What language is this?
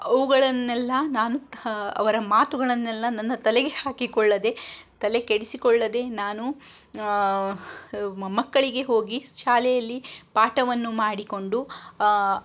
Kannada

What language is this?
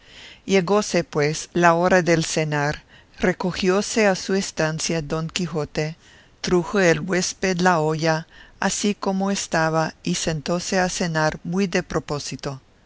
Spanish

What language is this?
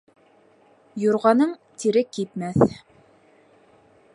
Bashkir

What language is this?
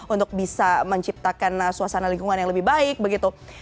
Indonesian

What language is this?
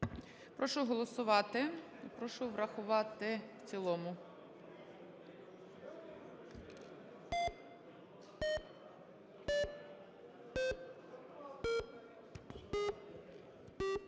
Ukrainian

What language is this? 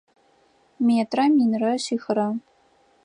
Adyghe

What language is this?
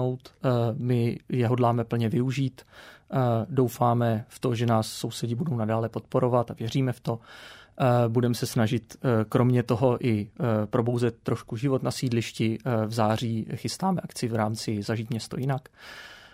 Czech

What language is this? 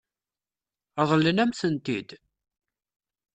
Kabyle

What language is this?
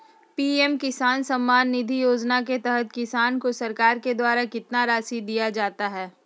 Magahi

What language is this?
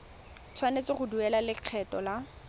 Tswana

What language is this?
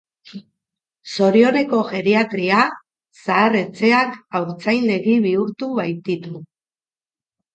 Basque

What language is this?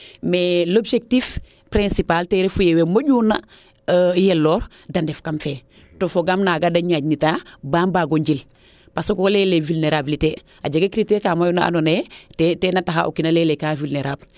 Serer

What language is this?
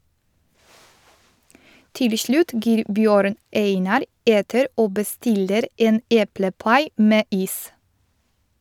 Norwegian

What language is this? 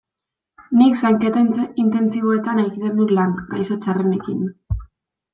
Basque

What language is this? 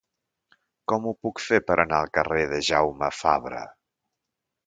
Catalan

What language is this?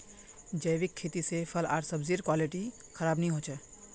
Magahi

